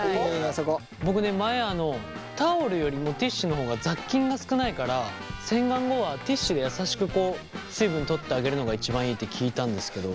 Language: Japanese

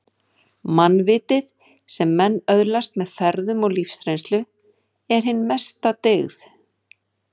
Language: Icelandic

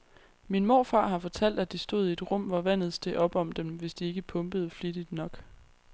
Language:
Danish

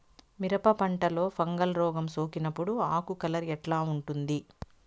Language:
Telugu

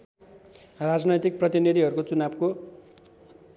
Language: Nepali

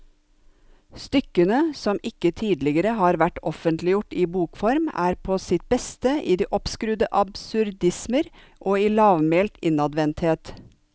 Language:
Norwegian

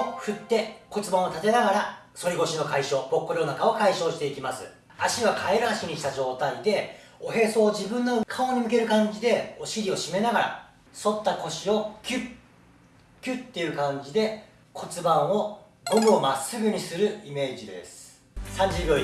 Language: Japanese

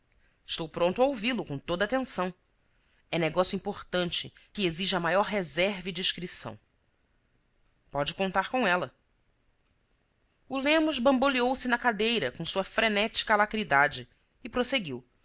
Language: Portuguese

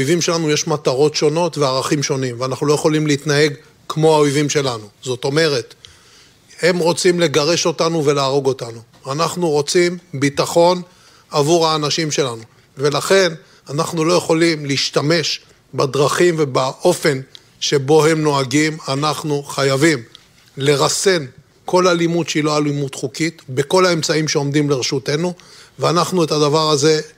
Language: Hebrew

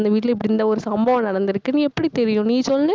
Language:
Tamil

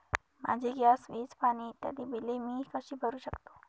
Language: Marathi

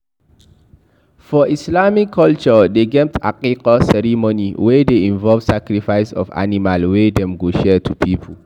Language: Nigerian Pidgin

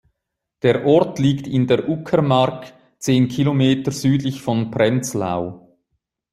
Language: German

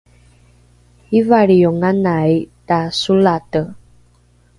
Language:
Rukai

